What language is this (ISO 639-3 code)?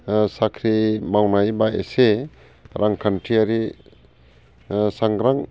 brx